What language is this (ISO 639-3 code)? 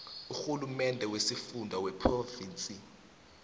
nbl